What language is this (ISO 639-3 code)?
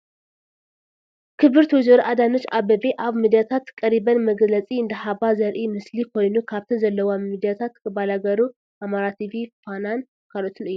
tir